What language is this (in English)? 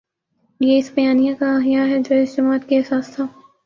Urdu